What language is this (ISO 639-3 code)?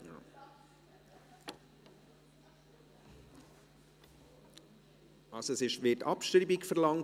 gsw